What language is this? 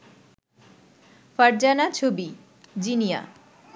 Bangla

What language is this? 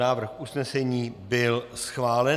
Czech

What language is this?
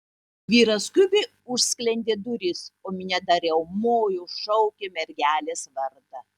Lithuanian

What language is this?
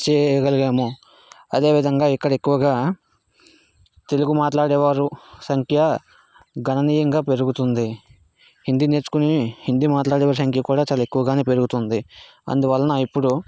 Telugu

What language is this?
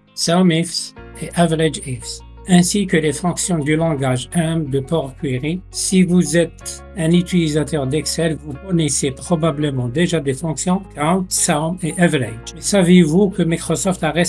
French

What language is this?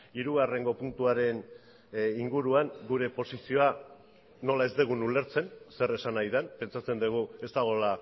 Basque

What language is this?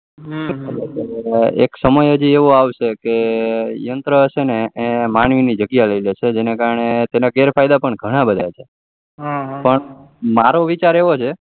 Gujarati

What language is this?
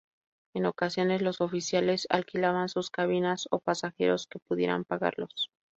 Spanish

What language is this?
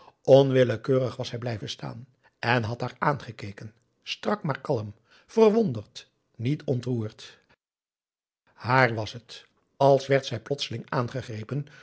Dutch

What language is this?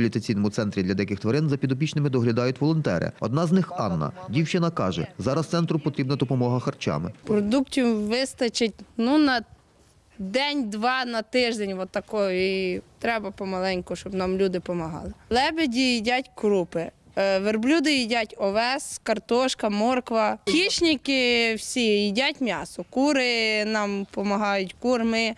Ukrainian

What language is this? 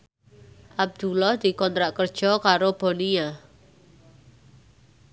Javanese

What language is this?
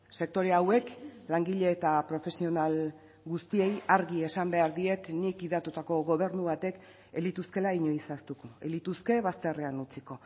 Basque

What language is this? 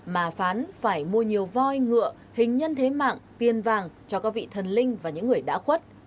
Vietnamese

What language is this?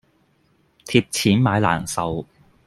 Cantonese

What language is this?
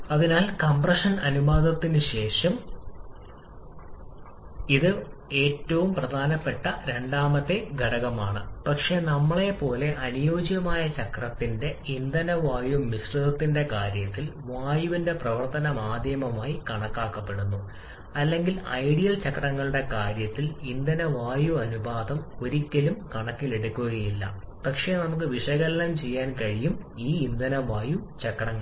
Malayalam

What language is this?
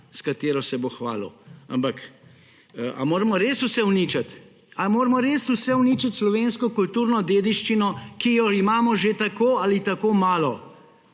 Slovenian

